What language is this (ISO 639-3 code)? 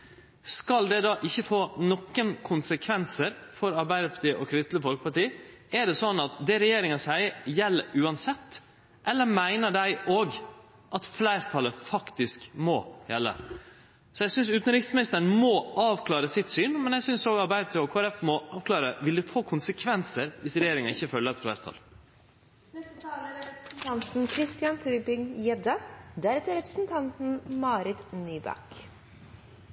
nno